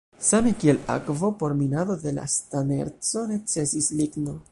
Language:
Esperanto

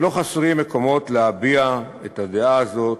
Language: Hebrew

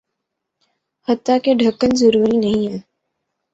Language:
Urdu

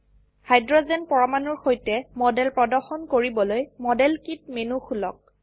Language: Assamese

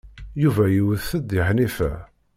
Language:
Kabyle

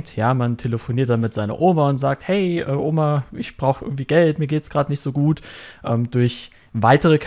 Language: German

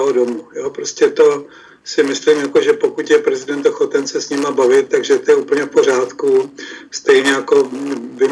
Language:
Czech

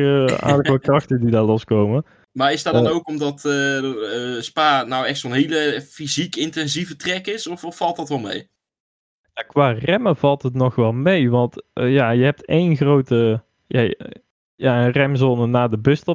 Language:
Dutch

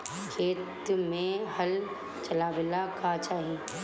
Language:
Bhojpuri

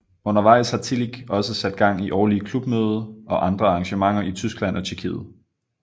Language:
Danish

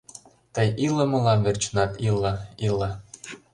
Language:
Mari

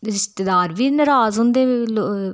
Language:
Dogri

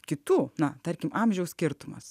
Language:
Lithuanian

